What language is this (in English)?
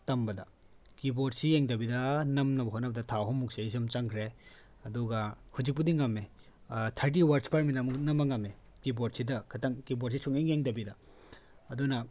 Manipuri